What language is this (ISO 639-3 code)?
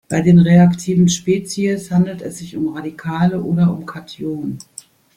deu